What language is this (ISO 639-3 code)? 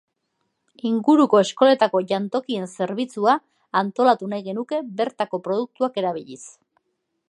eus